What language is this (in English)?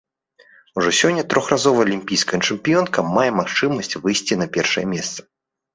Belarusian